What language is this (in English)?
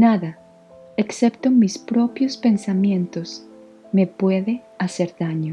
Spanish